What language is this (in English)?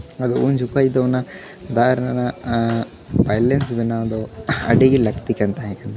Santali